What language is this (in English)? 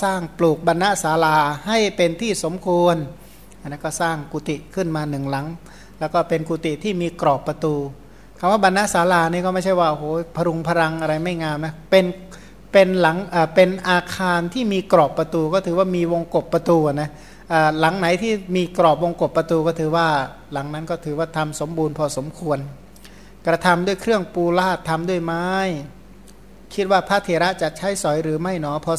Thai